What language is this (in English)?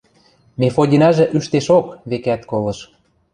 Western Mari